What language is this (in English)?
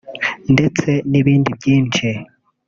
Kinyarwanda